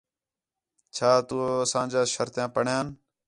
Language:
Khetrani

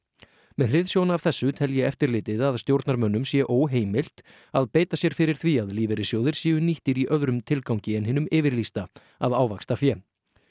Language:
Icelandic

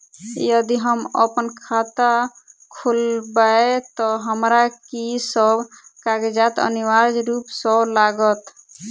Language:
Maithili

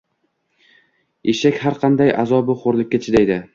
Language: Uzbek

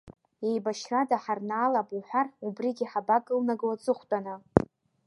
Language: Abkhazian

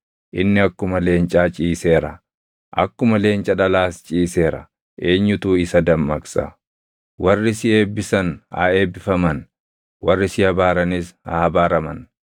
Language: Oromo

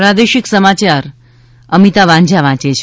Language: Gujarati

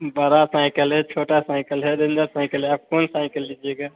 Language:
Hindi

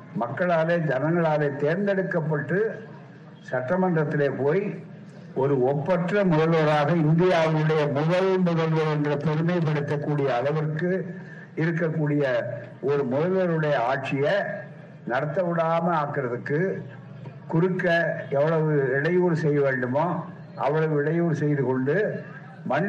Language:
Tamil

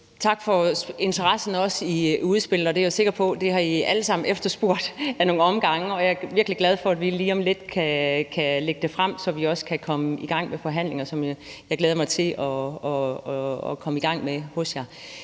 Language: Danish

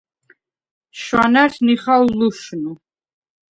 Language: Svan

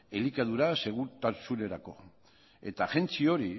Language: Basque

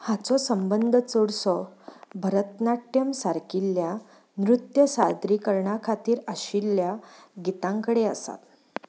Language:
Konkani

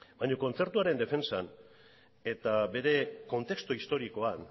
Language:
Basque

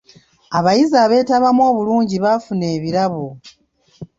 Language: Ganda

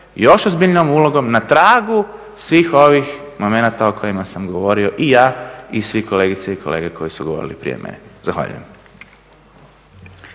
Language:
Croatian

